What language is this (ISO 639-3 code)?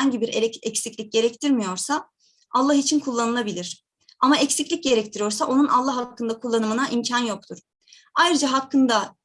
tur